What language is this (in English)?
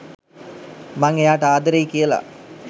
Sinhala